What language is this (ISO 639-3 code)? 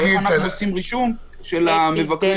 heb